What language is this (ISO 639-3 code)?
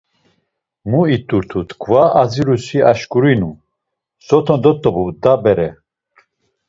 lzz